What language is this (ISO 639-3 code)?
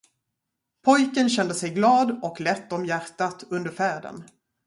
swe